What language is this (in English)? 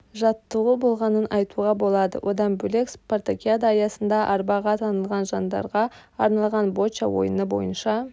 Kazakh